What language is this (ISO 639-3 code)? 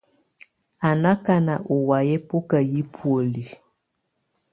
tvu